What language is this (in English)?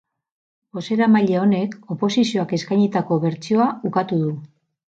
Basque